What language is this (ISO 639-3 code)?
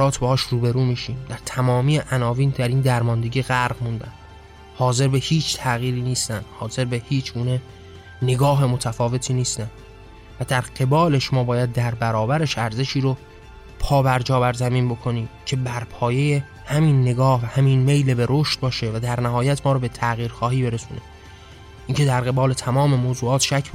fas